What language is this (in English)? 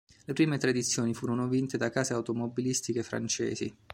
Italian